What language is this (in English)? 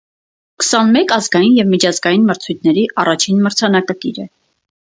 Armenian